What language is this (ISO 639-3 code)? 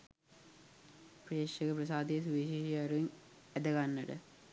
sin